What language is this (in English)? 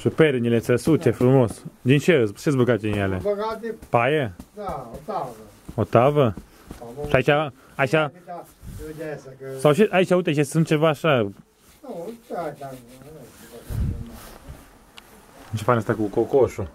Romanian